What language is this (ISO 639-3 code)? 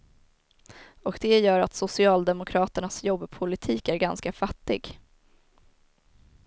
swe